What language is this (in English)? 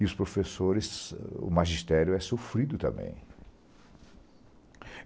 Portuguese